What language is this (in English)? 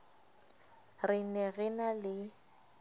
Southern Sotho